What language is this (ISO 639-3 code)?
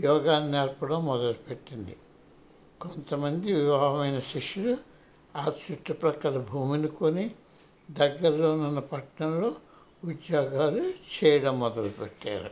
tel